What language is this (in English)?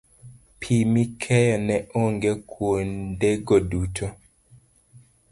Luo (Kenya and Tanzania)